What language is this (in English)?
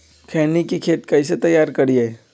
Magahi